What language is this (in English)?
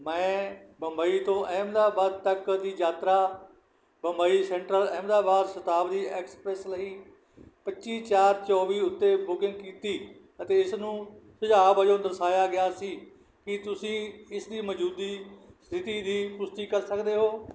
Punjabi